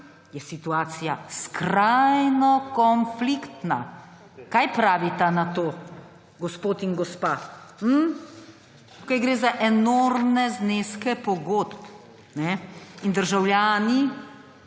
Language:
Slovenian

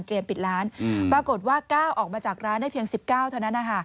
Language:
Thai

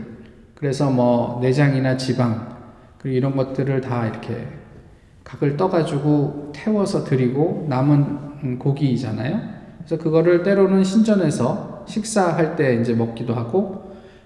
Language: Korean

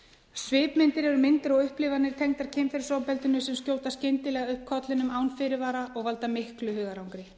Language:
Icelandic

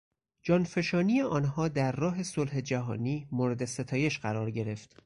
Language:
Persian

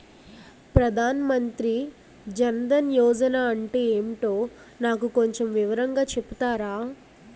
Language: Telugu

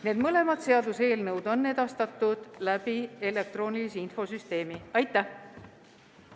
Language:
Estonian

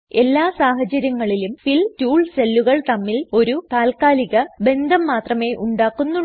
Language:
Malayalam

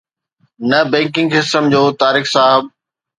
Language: Sindhi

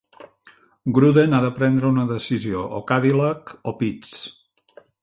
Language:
Catalan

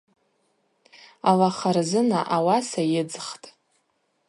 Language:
Abaza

